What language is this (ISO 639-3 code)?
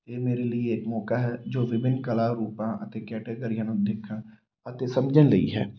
pan